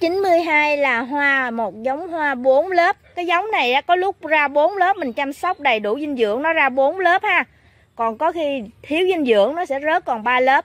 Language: Vietnamese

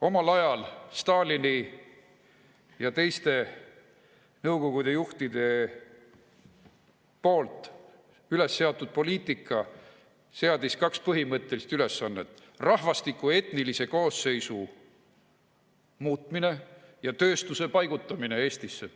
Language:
Estonian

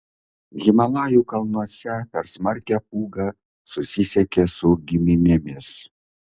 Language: Lithuanian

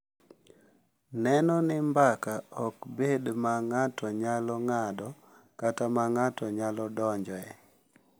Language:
Luo (Kenya and Tanzania)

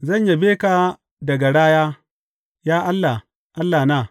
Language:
Hausa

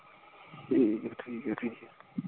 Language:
Punjabi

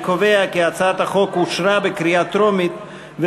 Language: Hebrew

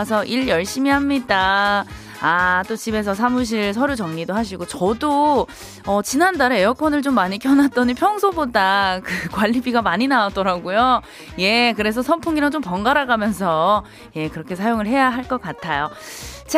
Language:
Korean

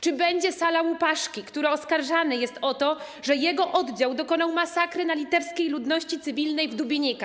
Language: Polish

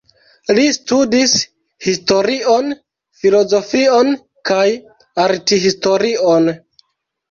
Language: Esperanto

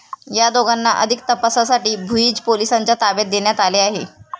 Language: Marathi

